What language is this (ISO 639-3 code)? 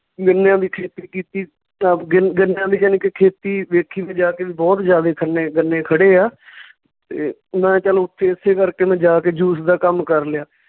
pan